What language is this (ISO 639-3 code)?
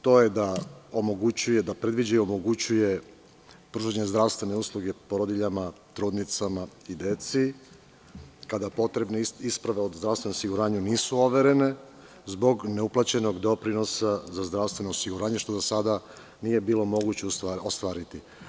srp